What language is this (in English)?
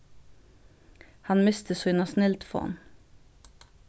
Faroese